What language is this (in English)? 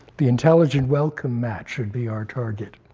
English